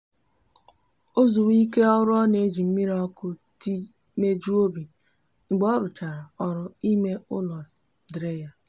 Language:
Igbo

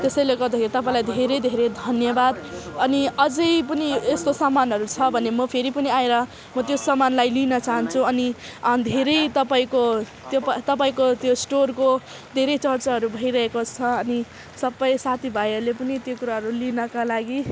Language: Nepali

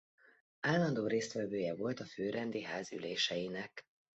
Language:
Hungarian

